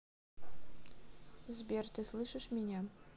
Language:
Russian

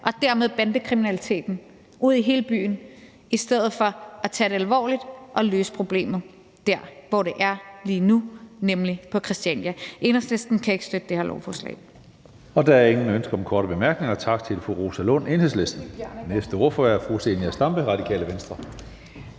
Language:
Danish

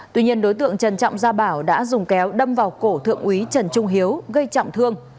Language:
Vietnamese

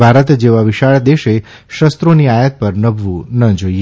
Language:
Gujarati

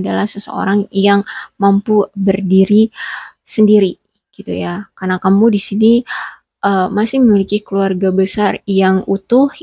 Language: Indonesian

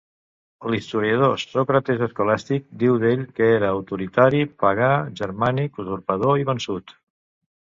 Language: Catalan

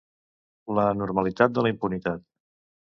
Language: Catalan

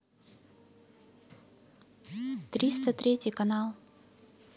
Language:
Russian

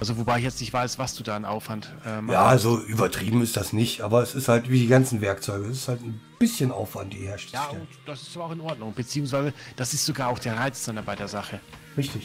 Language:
German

